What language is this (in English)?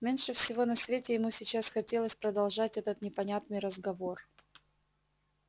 Russian